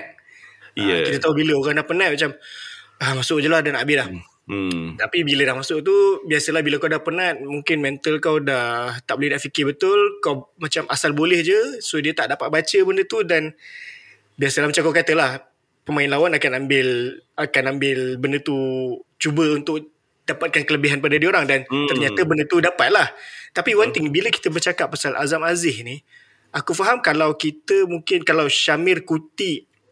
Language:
Malay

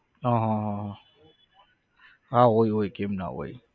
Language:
Gujarati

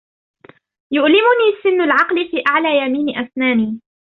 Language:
Arabic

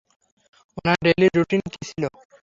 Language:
Bangla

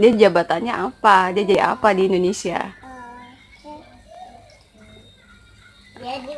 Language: Indonesian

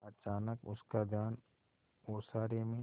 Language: Hindi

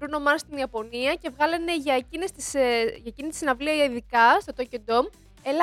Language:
Greek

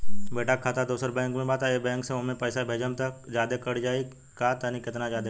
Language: Bhojpuri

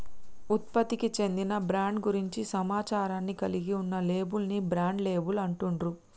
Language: Telugu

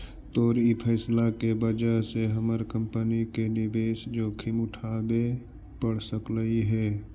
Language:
Magahi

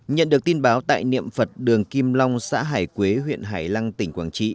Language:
Vietnamese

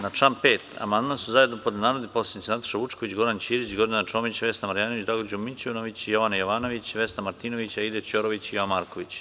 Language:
Serbian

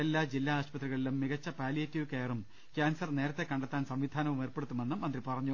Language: Malayalam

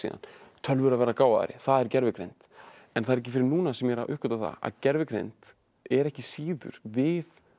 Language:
Icelandic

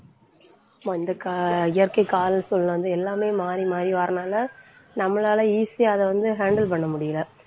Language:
Tamil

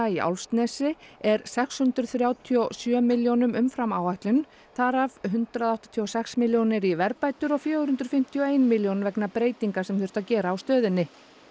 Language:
Icelandic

